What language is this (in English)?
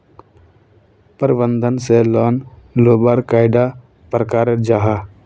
Magahi